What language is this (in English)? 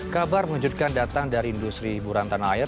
Indonesian